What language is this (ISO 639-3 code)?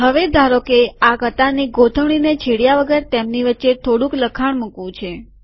guj